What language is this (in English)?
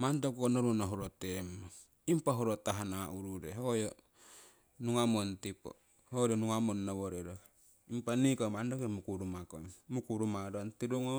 Siwai